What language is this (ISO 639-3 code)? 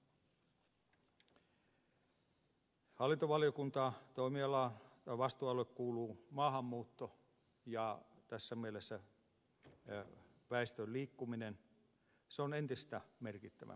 fin